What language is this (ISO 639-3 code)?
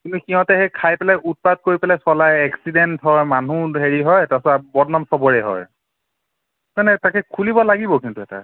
asm